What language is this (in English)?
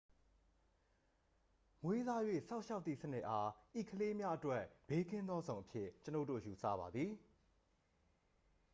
Burmese